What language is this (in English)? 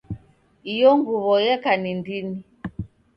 Taita